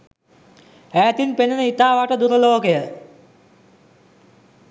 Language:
Sinhala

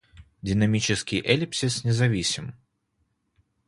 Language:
Russian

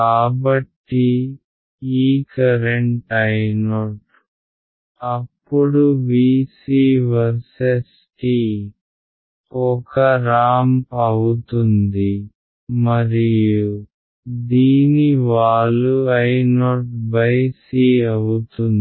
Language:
Telugu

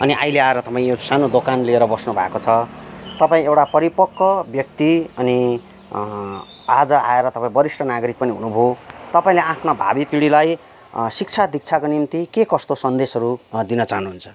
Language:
Nepali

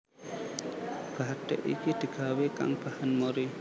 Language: Javanese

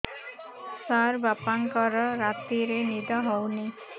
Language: Odia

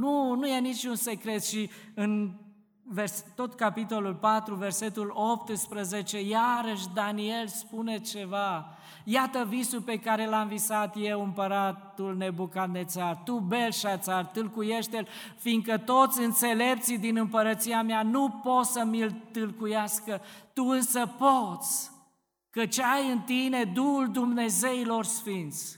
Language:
Romanian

